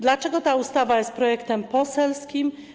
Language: Polish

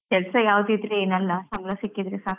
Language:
Kannada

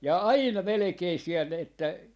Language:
Finnish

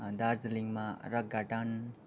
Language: Nepali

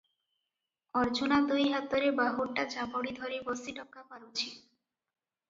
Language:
Odia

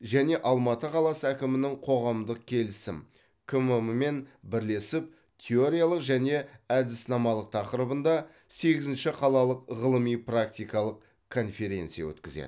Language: Kazakh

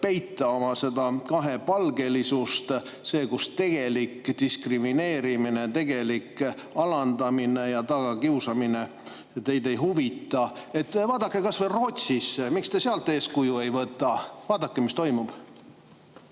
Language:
Estonian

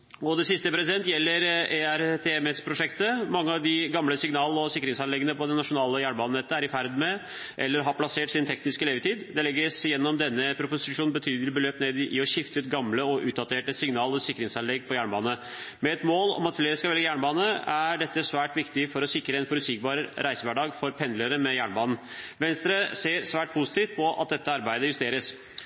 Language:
Norwegian Bokmål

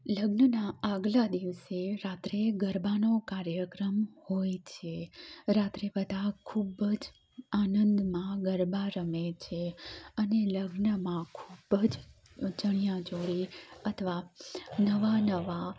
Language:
Gujarati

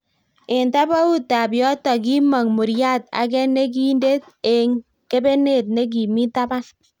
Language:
Kalenjin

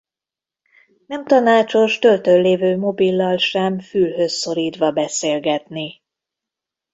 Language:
Hungarian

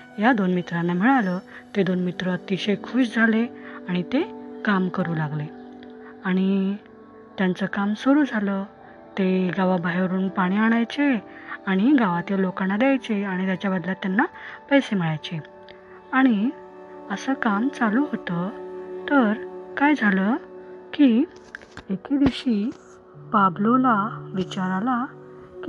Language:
Marathi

